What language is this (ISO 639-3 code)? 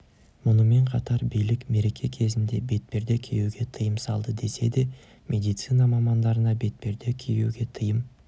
kaz